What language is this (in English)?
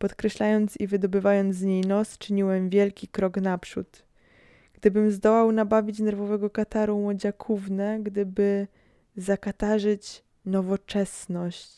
Polish